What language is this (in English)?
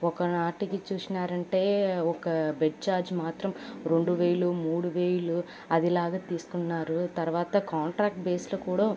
Telugu